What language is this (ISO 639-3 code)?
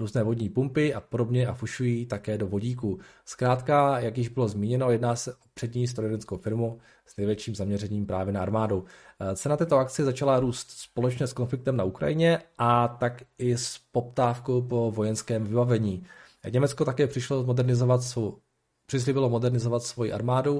ces